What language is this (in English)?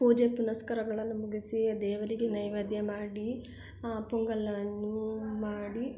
Kannada